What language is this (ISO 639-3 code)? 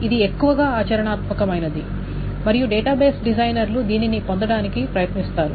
tel